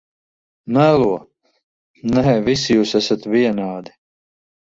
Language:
Latvian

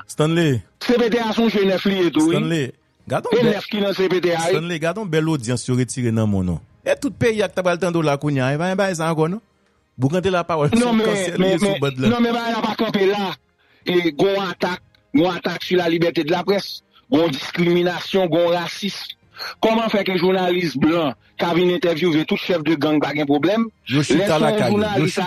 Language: French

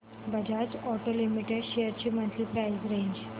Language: Marathi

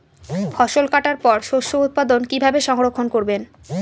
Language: Bangla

